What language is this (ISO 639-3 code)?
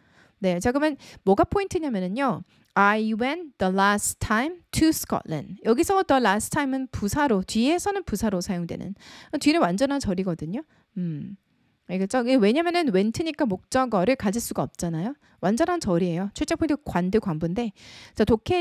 kor